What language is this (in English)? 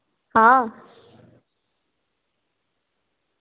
Dogri